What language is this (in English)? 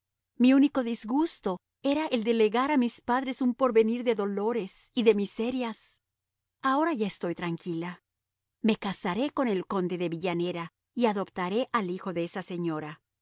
Spanish